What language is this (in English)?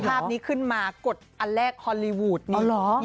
Thai